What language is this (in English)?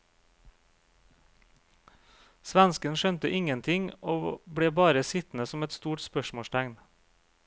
Norwegian